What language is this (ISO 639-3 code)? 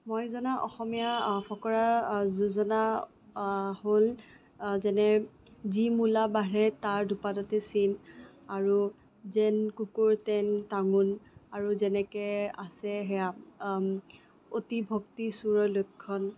asm